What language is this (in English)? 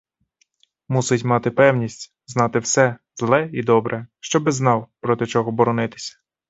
Ukrainian